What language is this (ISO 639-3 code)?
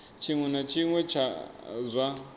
ven